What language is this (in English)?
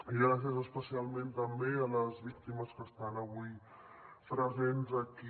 Catalan